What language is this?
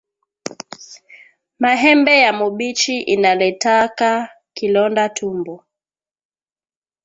Swahili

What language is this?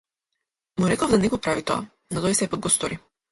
Macedonian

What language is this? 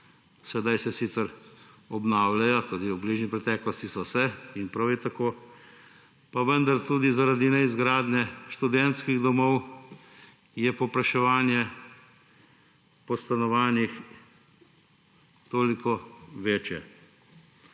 Slovenian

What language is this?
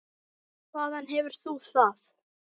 Icelandic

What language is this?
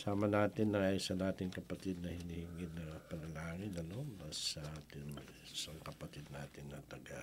Filipino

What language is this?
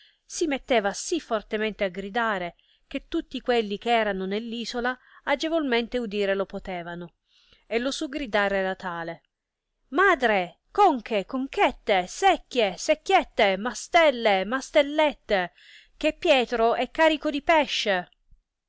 Italian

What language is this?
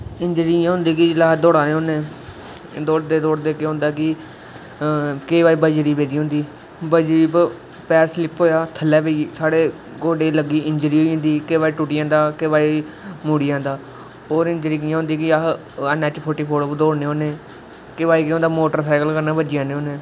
Dogri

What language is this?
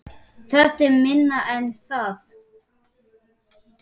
Icelandic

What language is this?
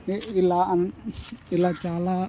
Telugu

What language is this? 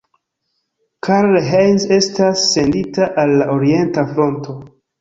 Esperanto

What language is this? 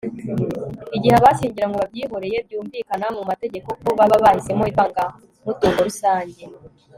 Kinyarwanda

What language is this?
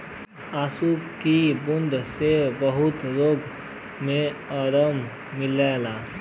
Bhojpuri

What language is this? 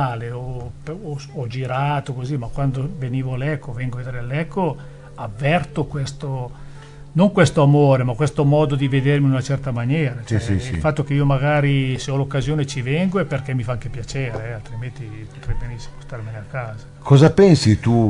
Italian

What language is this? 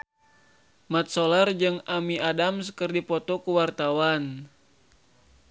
Sundanese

